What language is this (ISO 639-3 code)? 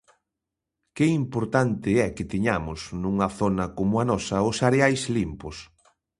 glg